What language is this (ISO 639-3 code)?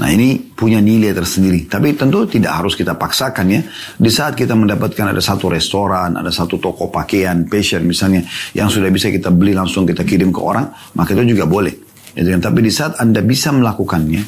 ind